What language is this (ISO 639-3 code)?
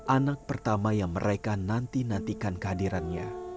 ind